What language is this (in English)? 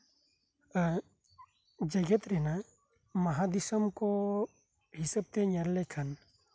Santali